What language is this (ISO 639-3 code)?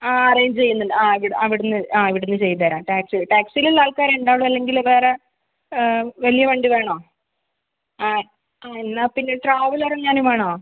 mal